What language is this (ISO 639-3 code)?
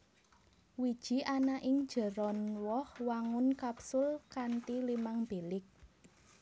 jav